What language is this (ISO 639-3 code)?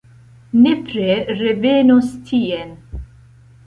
epo